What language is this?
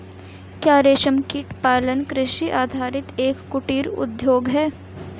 Hindi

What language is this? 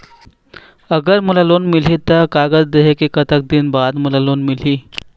Chhattisgarhi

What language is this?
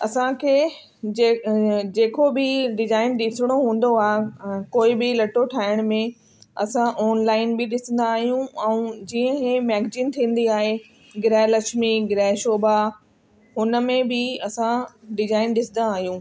Sindhi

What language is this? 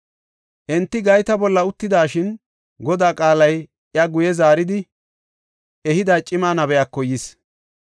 Gofa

